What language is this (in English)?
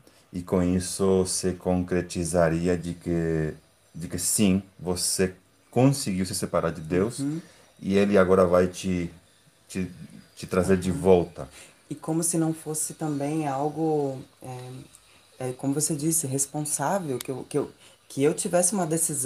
Portuguese